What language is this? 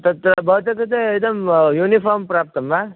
Sanskrit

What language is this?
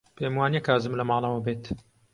Central Kurdish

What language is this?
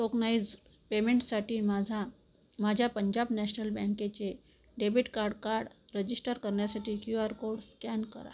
Marathi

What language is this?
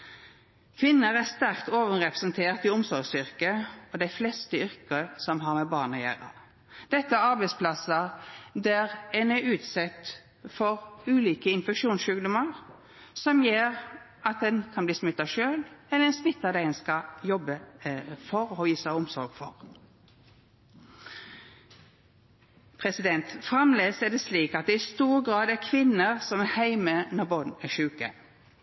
Norwegian Nynorsk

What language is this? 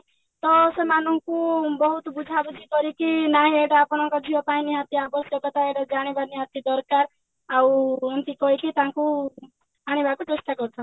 Odia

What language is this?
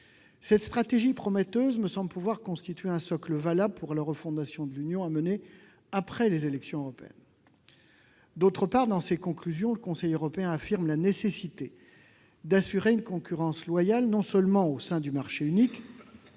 French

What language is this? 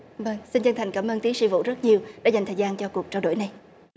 Vietnamese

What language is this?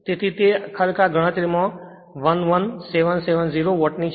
Gujarati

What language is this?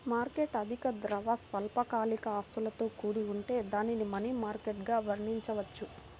Telugu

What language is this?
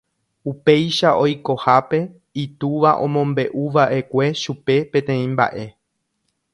Guarani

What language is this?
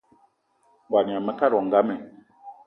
Eton (Cameroon)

